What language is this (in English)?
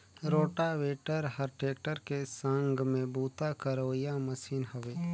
Chhattisgarhi